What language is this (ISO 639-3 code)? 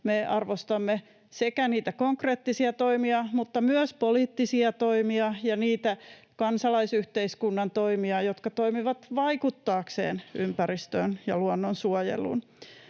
fin